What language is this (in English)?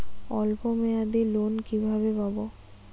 Bangla